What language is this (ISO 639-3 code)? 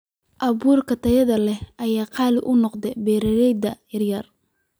som